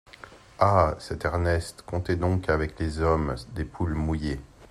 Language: French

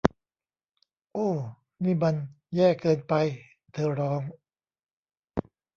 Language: Thai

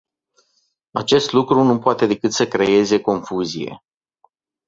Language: Romanian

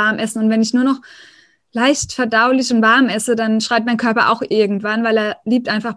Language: German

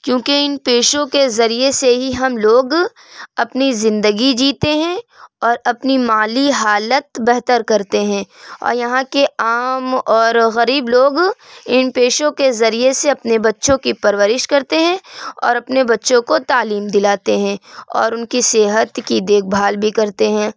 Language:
Urdu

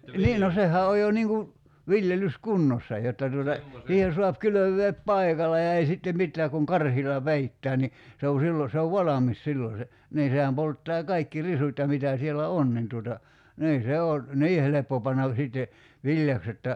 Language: Finnish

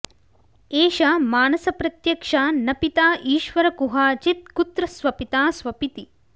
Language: Sanskrit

